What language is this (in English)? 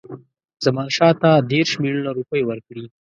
Pashto